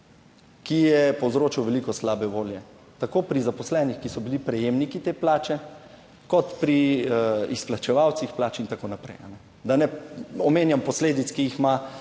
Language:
Slovenian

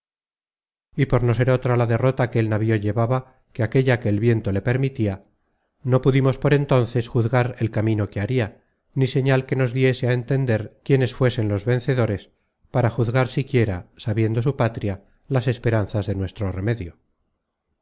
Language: Spanish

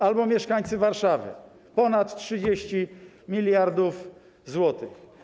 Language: Polish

